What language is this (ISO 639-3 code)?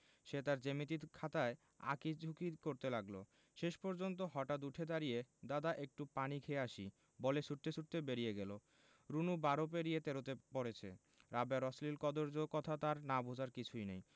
ben